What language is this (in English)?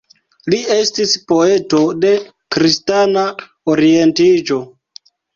Esperanto